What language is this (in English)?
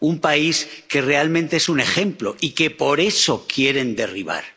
Spanish